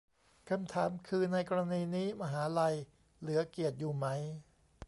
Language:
Thai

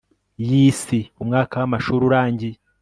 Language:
Kinyarwanda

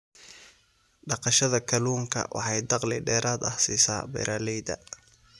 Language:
Somali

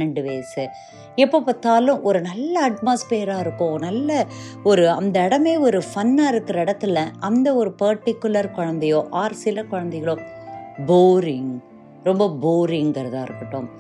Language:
Tamil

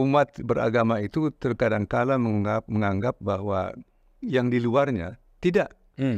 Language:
Indonesian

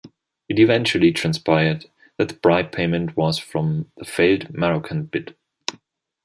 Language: English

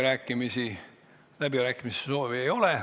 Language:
Estonian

